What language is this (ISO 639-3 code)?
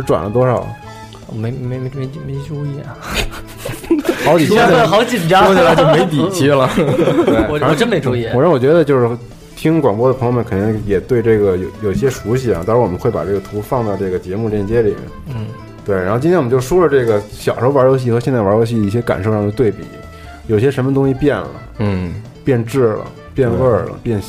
zho